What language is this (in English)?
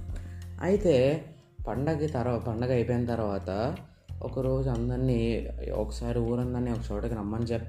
Telugu